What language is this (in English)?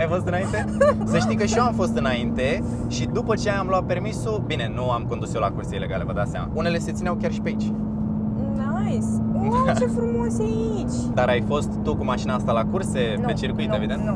Romanian